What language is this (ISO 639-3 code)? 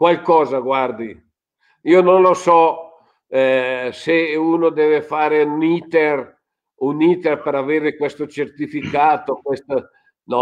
ita